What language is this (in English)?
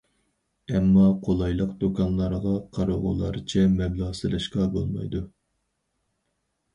Uyghur